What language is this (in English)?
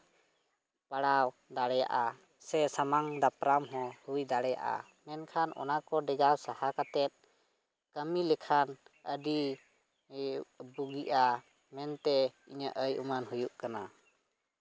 Santali